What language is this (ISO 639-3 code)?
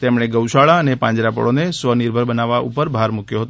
guj